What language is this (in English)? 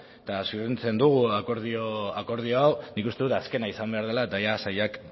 Basque